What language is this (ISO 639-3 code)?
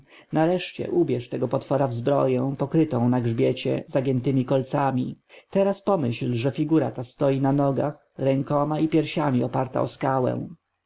pol